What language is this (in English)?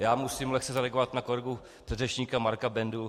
Czech